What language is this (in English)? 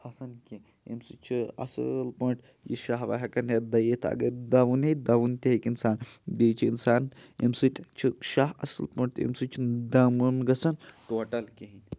Kashmiri